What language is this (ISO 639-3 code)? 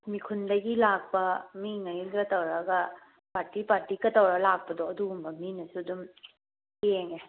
mni